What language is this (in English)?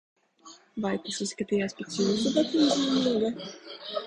Latvian